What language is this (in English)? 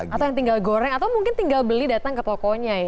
Indonesian